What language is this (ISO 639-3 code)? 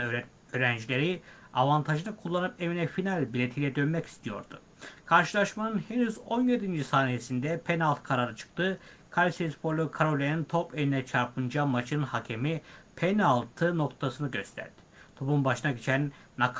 tur